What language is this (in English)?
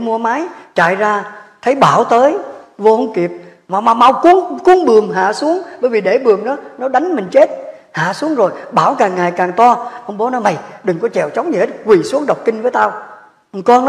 Vietnamese